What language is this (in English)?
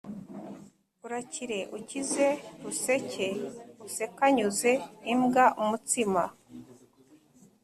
Kinyarwanda